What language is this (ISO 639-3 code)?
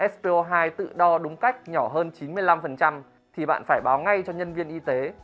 vie